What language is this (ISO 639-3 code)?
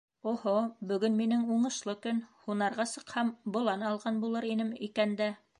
bak